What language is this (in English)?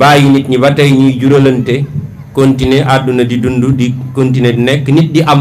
Indonesian